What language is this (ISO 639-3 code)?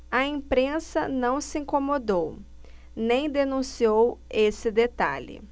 por